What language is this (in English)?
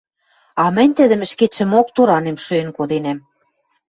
Western Mari